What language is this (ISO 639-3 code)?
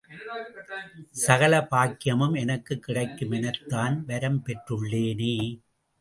tam